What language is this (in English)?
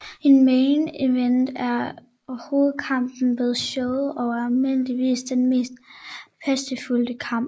Danish